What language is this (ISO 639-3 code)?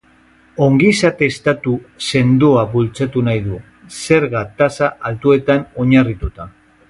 eus